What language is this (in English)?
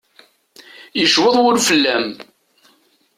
Kabyle